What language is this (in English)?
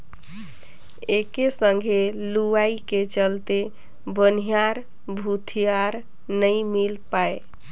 Chhattisgarhi